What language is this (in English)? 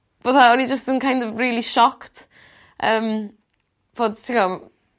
Welsh